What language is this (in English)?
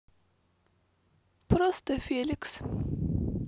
Russian